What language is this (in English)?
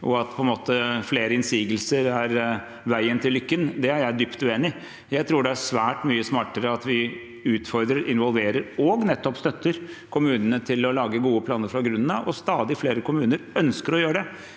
Norwegian